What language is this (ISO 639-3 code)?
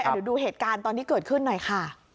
tha